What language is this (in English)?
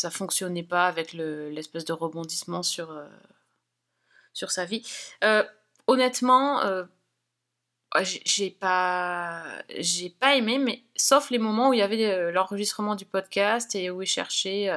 French